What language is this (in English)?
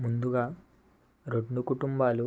Telugu